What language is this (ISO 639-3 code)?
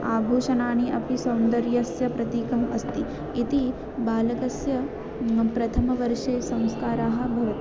san